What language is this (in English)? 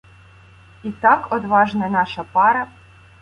Ukrainian